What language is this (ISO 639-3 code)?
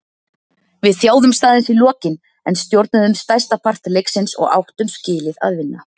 isl